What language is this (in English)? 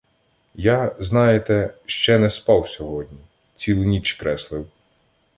Ukrainian